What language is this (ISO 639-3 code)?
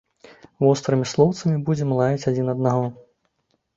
bel